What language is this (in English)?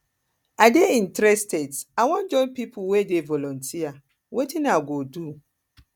Nigerian Pidgin